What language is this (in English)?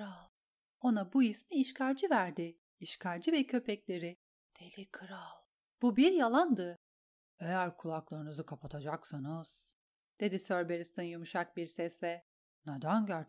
Turkish